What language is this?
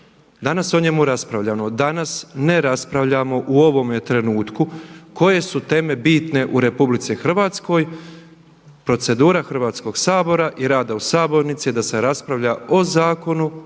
Croatian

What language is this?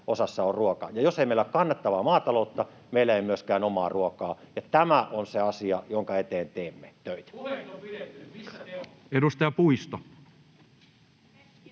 Finnish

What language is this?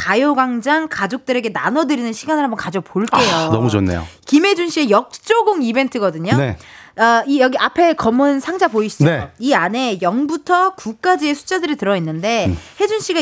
Korean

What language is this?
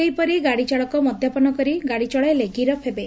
Odia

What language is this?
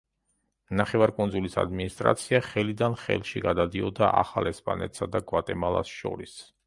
Georgian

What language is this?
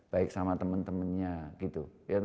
Indonesian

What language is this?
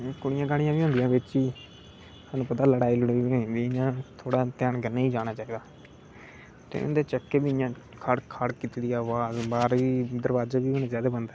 Dogri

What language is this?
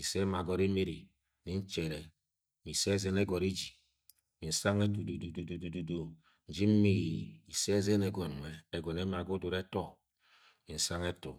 Agwagwune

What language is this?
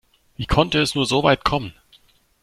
German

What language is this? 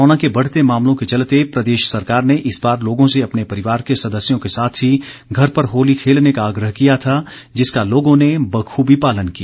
Hindi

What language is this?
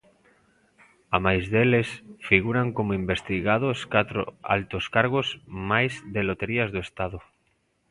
Galician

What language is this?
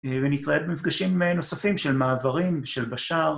Hebrew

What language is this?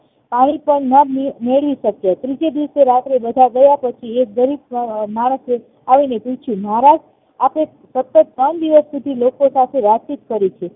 Gujarati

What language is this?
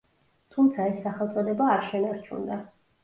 Georgian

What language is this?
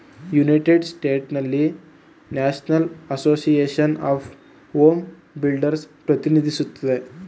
Kannada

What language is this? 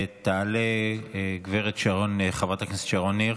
Hebrew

